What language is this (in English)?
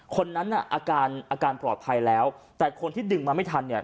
Thai